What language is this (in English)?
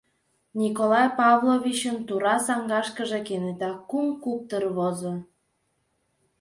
Mari